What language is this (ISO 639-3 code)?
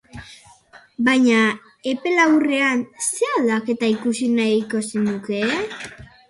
eus